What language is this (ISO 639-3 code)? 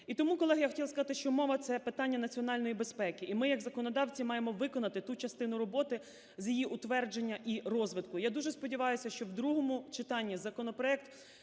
ukr